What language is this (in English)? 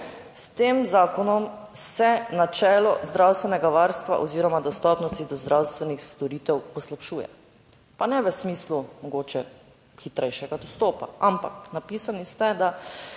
Slovenian